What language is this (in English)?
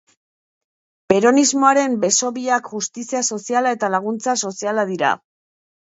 Basque